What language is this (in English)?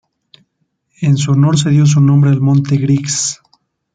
Spanish